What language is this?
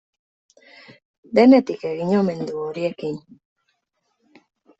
Basque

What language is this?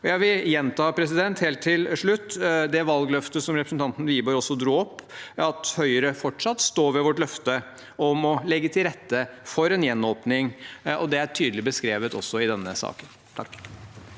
Norwegian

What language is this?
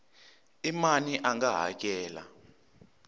Tsonga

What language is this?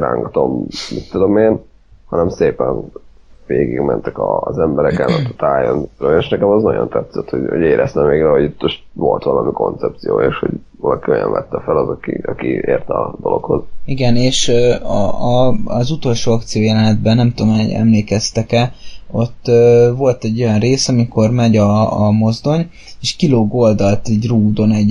Hungarian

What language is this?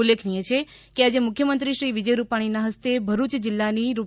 Gujarati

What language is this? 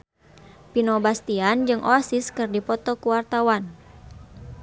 Sundanese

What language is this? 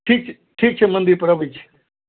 Maithili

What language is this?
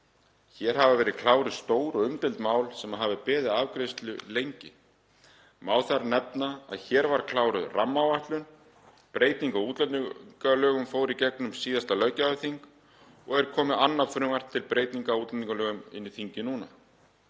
Icelandic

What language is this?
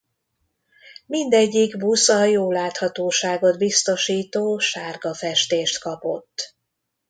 Hungarian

